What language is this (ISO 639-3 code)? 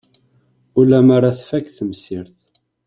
kab